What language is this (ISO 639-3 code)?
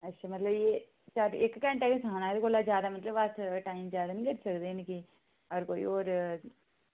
doi